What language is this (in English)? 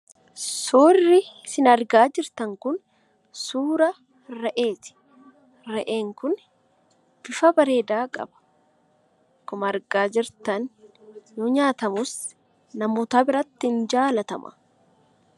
Oromo